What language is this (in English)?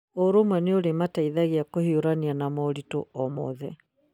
Kikuyu